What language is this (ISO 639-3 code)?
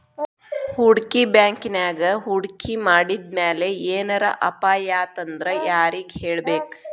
kan